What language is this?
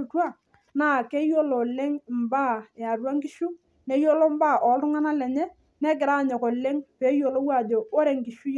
Masai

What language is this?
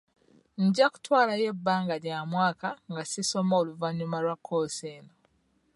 Ganda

